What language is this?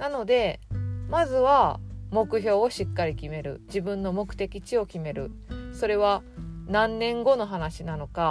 Japanese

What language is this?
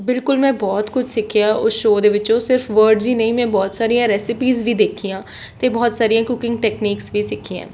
Punjabi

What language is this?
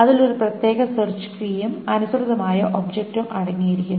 Malayalam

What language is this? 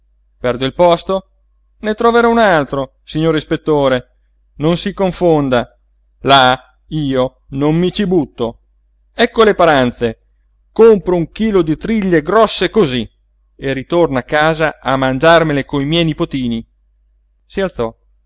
Italian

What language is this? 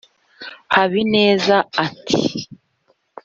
Kinyarwanda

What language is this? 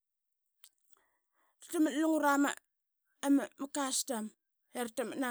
Qaqet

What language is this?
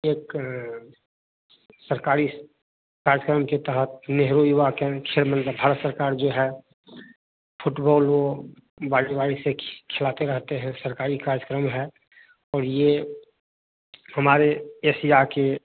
Hindi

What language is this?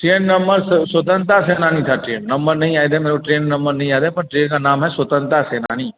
Hindi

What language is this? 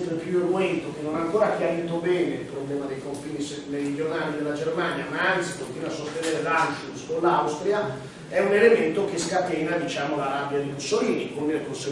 Italian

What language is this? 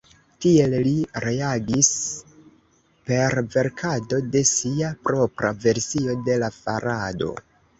Esperanto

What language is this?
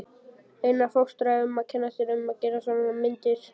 Icelandic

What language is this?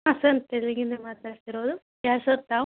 Kannada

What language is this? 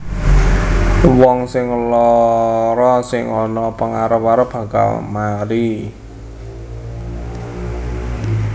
Javanese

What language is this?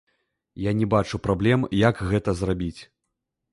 Belarusian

